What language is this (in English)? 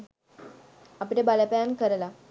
Sinhala